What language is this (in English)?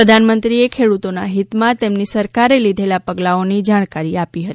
Gujarati